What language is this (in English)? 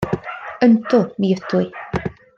Welsh